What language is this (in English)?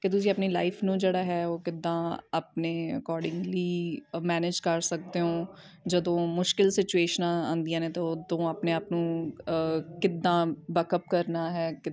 Punjabi